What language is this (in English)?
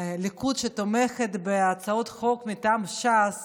Hebrew